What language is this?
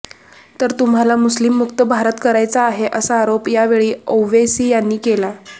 Marathi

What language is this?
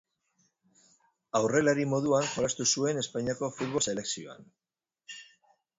Basque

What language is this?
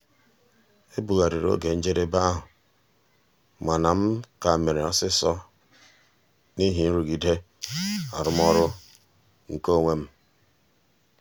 Igbo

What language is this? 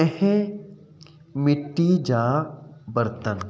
Sindhi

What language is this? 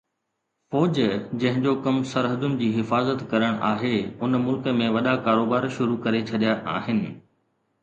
Sindhi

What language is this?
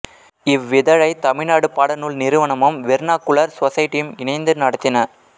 Tamil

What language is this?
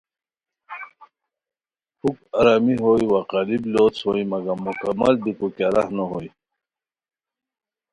Khowar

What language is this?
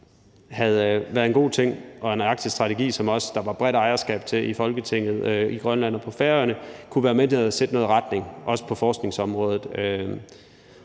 Danish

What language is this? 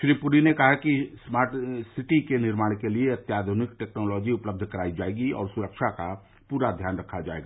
Hindi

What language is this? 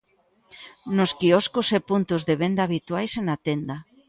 Galician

